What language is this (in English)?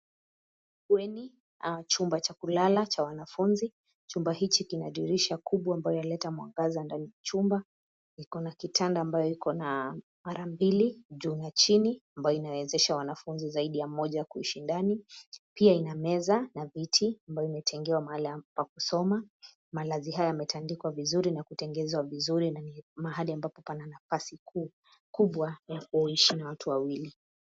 Swahili